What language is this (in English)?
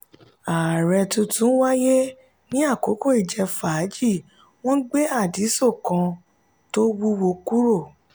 Yoruba